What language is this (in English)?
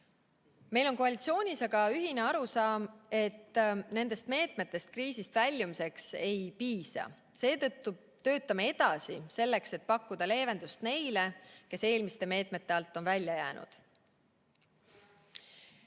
Estonian